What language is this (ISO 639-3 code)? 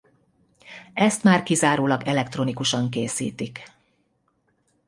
hun